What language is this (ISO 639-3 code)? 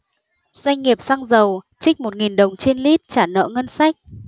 vie